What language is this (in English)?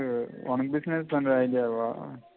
Tamil